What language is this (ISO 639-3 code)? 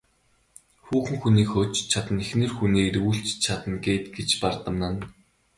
mon